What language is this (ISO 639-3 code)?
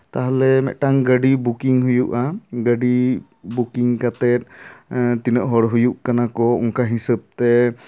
sat